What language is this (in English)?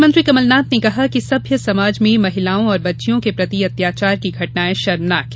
Hindi